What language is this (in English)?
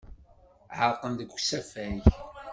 Kabyle